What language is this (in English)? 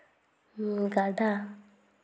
Santali